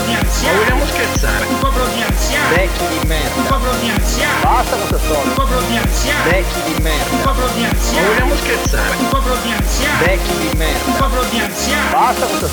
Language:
Italian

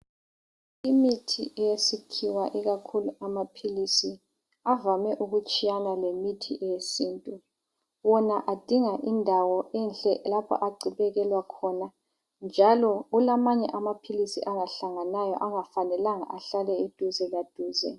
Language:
North Ndebele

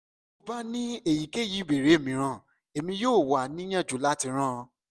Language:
Yoruba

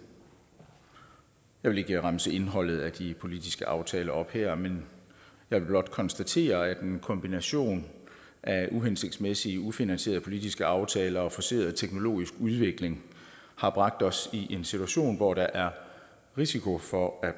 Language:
Danish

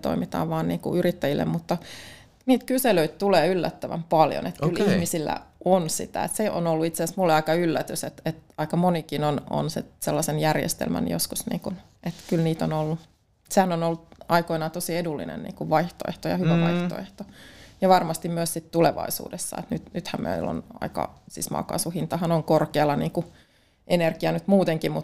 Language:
Finnish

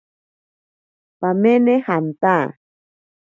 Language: Ashéninka Perené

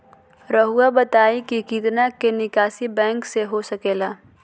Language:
Magahi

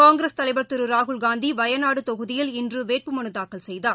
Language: Tamil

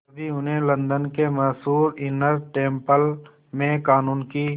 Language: Hindi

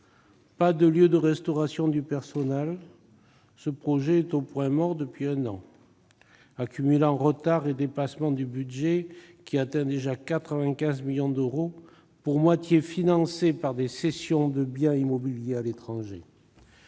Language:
French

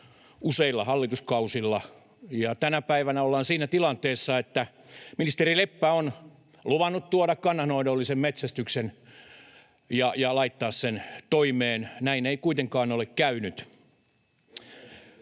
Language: Finnish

